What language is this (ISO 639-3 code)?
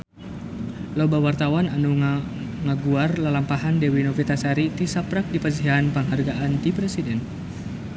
sun